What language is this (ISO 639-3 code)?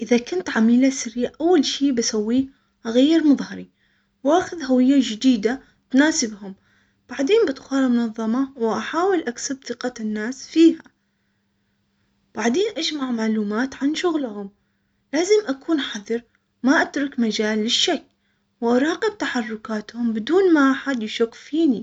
acx